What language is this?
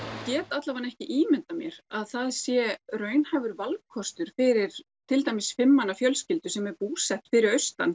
Icelandic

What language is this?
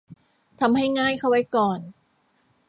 Thai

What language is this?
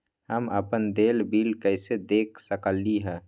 Magahi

